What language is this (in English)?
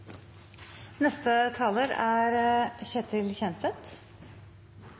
Norwegian Nynorsk